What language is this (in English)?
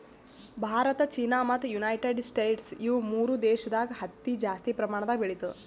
Kannada